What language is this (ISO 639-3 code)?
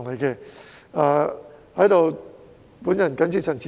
yue